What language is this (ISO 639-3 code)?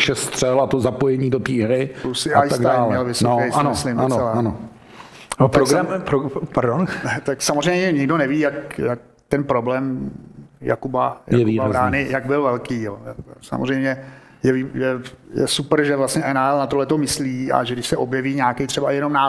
ces